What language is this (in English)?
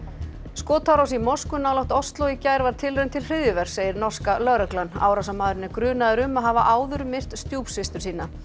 Icelandic